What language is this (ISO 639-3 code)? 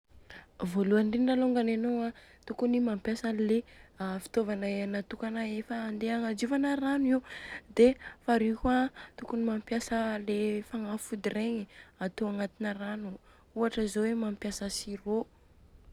bzc